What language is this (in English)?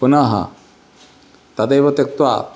Sanskrit